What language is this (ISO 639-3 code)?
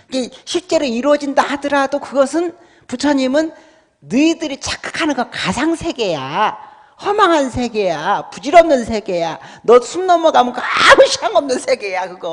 kor